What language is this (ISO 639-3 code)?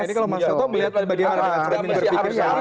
ind